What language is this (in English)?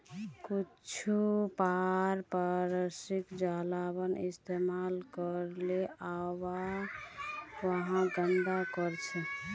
Magahi